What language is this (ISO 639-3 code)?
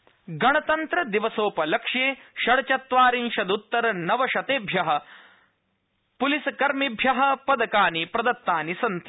san